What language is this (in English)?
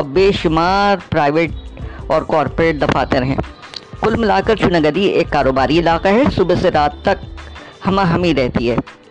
Urdu